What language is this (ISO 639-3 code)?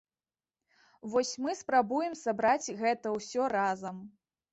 bel